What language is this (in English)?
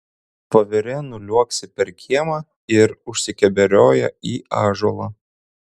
Lithuanian